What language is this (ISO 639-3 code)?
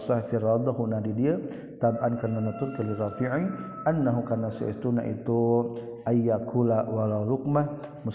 msa